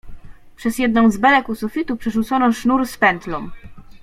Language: Polish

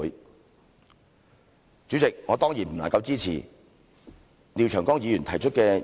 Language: Cantonese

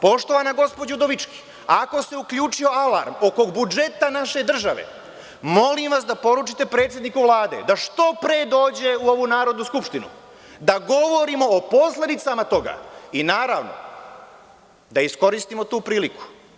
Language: Serbian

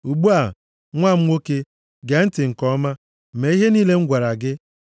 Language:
Igbo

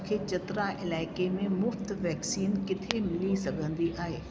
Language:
Sindhi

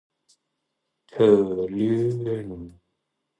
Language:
Thai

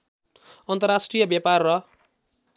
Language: Nepali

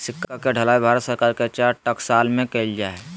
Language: Magahi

